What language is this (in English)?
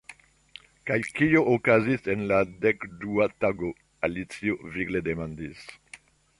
Esperanto